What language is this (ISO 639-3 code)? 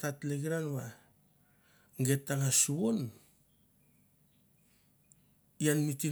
tbf